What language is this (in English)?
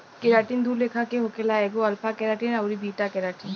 Bhojpuri